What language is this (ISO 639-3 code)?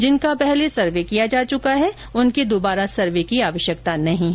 hin